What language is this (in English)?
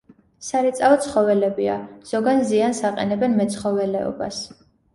Georgian